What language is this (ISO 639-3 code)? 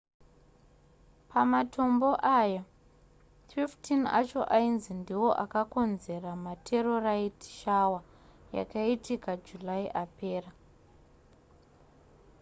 sna